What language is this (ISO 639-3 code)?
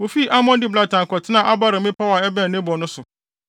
aka